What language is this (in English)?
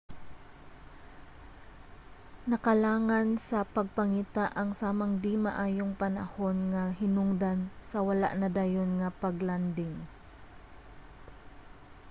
Cebuano